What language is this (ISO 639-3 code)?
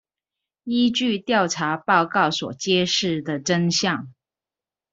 zho